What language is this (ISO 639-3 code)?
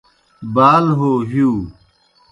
plk